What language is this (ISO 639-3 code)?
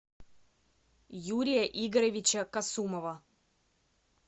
rus